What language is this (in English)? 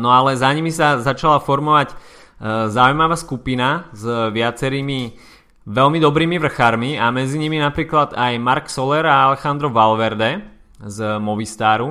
Slovak